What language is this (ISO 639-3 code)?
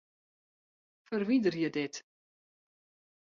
fry